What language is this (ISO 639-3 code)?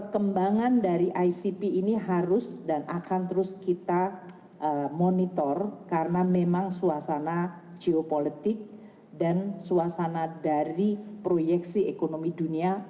ind